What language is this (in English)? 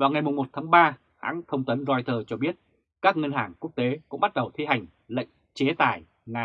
Vietnamese